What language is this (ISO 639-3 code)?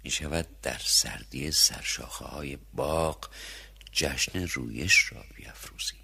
fas